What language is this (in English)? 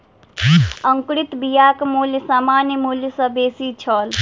Maithili